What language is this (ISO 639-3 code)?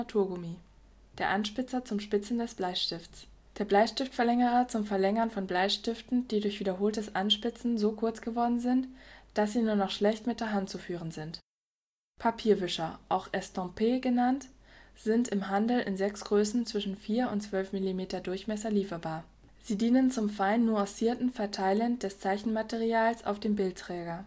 deu